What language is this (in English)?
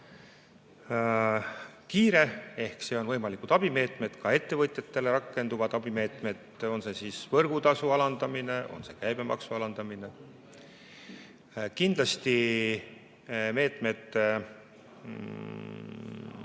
Estonian